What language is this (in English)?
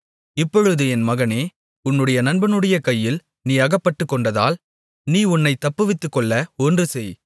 Tamil